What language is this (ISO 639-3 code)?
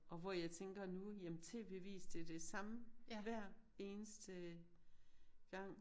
dan